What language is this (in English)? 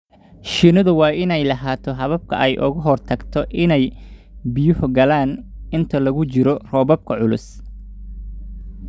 Somali